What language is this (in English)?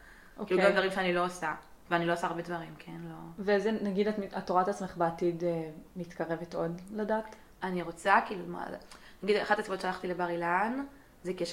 Hebrew